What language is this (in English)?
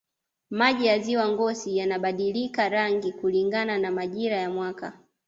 Swahili